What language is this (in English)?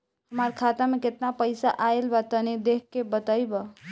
Bhojpuri